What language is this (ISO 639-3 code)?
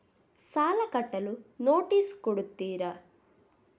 kan